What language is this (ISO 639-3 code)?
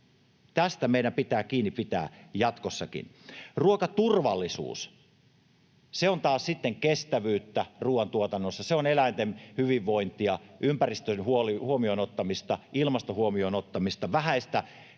fin